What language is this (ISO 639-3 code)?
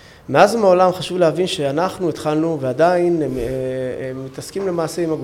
heb